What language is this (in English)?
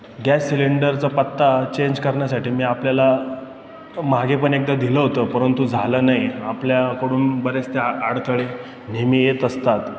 Marathi